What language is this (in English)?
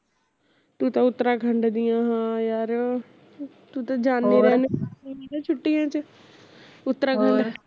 Punjabi